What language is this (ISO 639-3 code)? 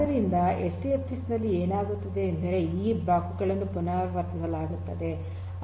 kan